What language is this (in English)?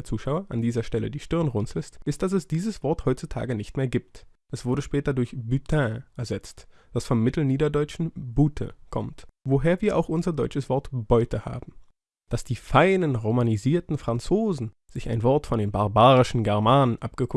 German